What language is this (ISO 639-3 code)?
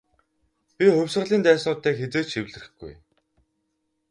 mon